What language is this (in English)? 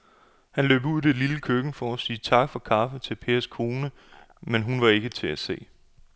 Danish